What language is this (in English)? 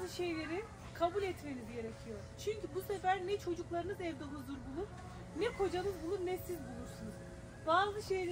Turkish